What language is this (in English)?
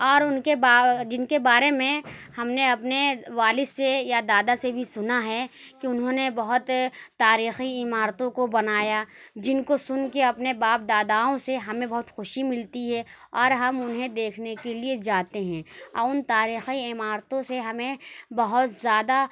Urdu